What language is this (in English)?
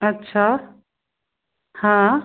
Sindhi